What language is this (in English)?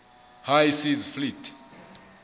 Southern Sotho